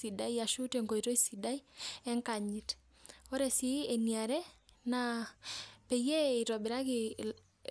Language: Masai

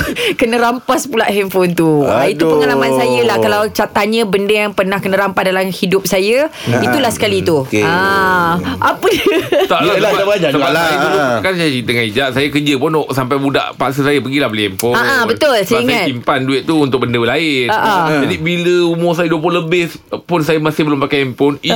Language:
Malay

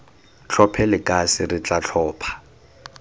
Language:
Tswana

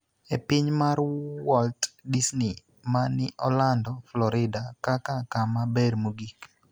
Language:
Luo (Kenya and Tanzania)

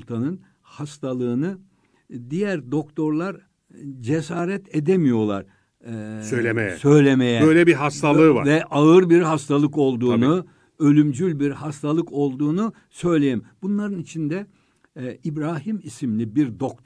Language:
Turkish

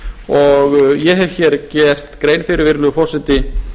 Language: Icelandic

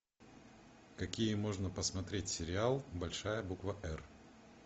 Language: Russian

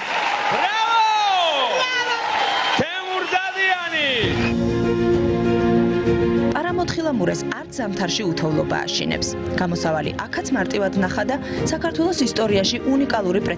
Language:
Turkish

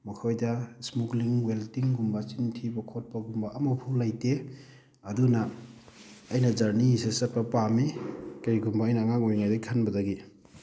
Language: Manipuri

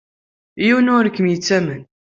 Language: Kabyle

